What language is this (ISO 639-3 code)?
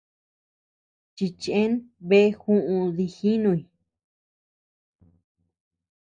cux